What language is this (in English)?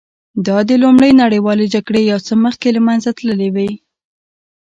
Pashto